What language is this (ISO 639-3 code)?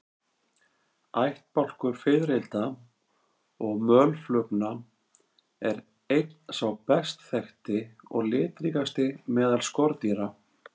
isl